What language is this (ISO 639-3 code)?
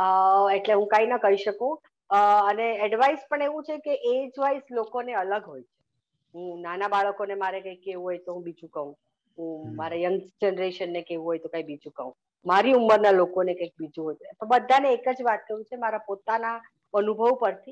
guj